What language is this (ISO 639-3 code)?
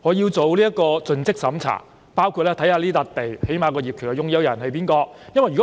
yue